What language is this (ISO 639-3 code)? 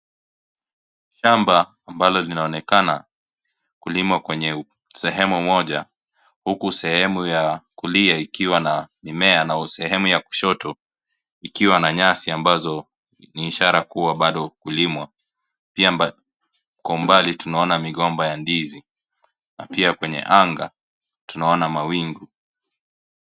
swa